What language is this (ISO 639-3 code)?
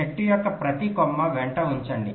tel